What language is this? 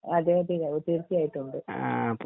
Malayalam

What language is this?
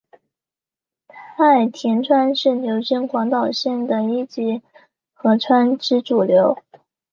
Chinese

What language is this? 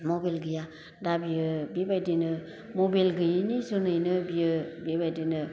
Bodo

